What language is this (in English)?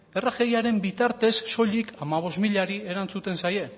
Basque